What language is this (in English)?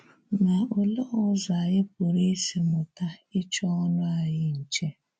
Igbo